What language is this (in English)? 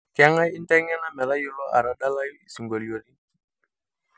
Masai